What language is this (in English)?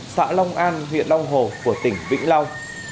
Vietnamese